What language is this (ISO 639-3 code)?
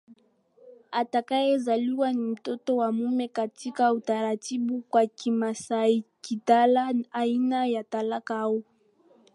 swa